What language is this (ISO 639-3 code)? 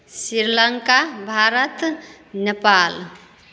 mai